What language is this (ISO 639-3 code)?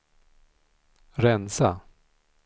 swe